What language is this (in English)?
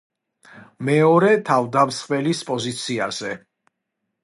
Georgian